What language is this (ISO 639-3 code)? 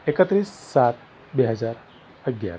guj